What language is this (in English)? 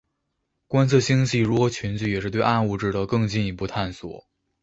Chinese